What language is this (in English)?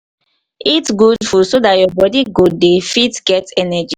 Nigerian Pidgin